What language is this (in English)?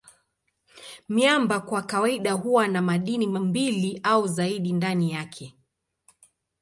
Swahili